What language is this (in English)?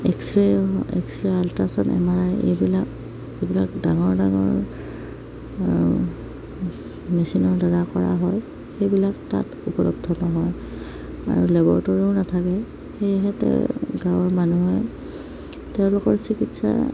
Assamese